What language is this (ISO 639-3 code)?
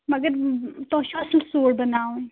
kas